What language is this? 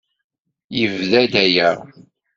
Kabyle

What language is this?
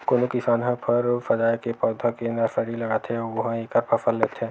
Chhattisgarhi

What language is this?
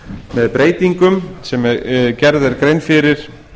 Icelandic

